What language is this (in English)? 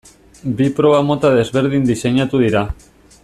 Basque